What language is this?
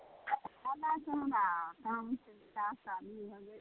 Maithili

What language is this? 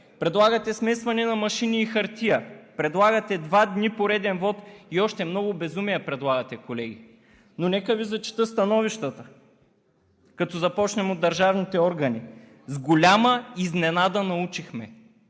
Bulgarian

